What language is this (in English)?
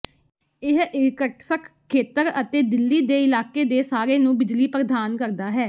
Punjabi